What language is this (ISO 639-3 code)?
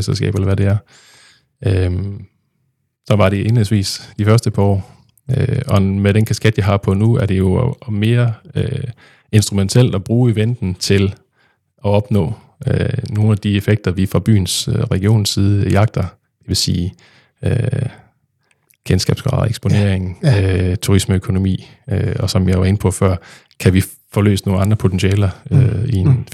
dan